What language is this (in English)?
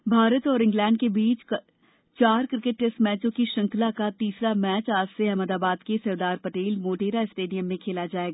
Hindi